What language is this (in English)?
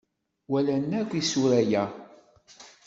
Kabyle